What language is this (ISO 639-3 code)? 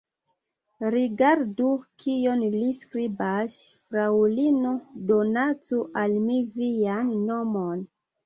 epo